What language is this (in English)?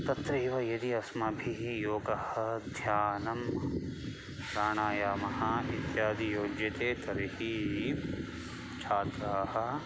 Sanskrit